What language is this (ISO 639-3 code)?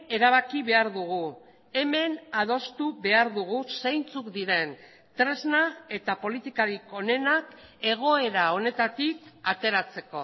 eus